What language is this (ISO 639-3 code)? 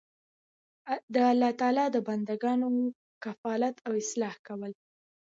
pus